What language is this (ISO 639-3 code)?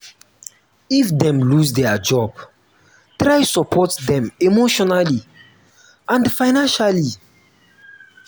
pcm